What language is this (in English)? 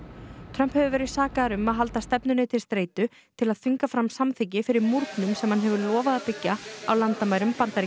Icelandic